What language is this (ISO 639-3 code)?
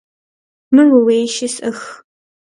kbd